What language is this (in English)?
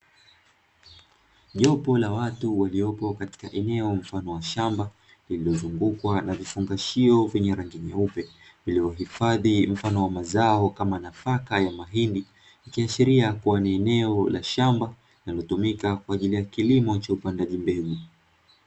Swahili